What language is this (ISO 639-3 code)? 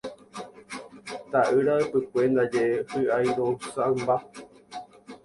grn